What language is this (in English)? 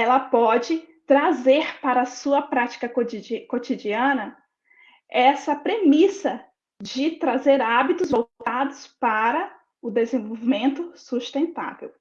Portuguese